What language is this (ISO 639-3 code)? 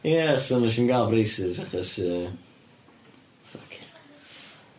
cym